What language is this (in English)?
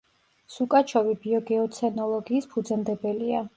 Georgian